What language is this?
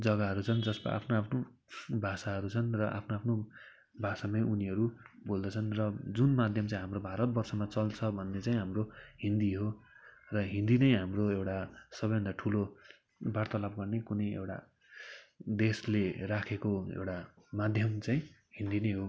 Nepali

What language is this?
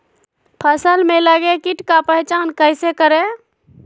Magahi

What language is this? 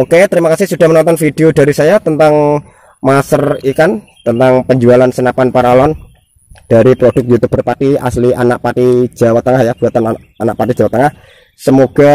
Indonesian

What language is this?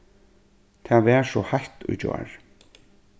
Faroese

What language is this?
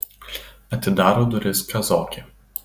Lithuanian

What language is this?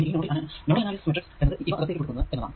Malayalam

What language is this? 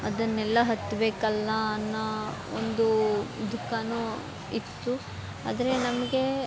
Kannada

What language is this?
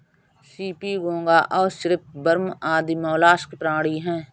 Hindi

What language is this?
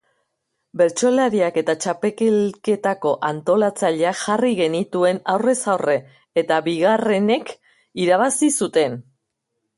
Basque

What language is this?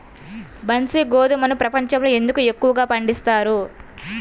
Telugu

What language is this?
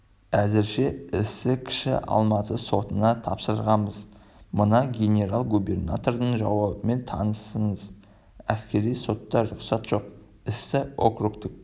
Kazakh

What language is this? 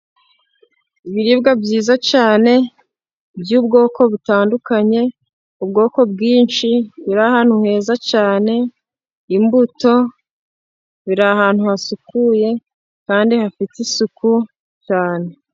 Kinyarwanda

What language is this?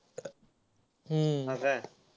Marathi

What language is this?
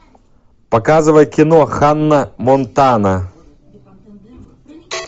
Russian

